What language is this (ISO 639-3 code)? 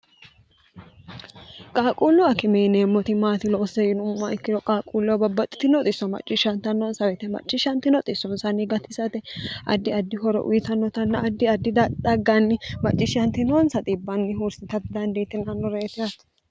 sid